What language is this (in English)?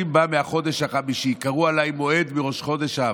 Hebrew